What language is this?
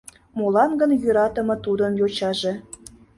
Mari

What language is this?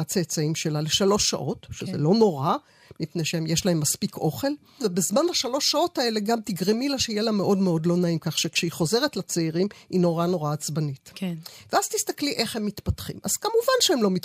Hebrew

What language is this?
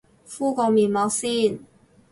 Cantonese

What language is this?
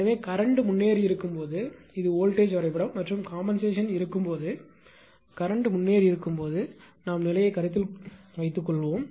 Tamil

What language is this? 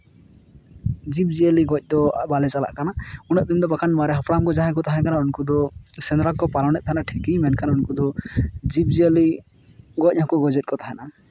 Santali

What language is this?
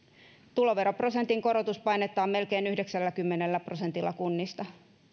Finnish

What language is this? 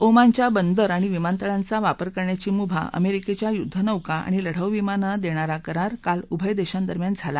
Marathi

